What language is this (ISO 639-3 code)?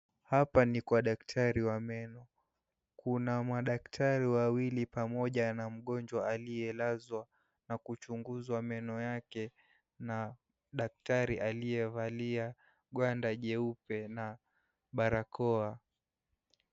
swa